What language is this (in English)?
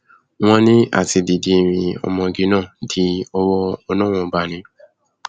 Yoruba